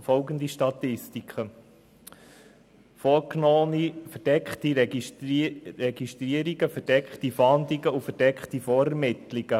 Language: Swiss German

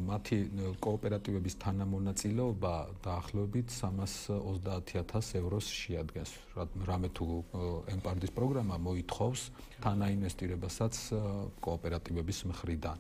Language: Romanian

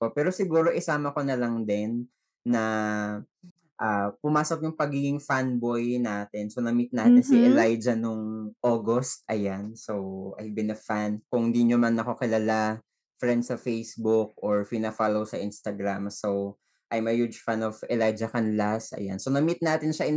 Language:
Filipino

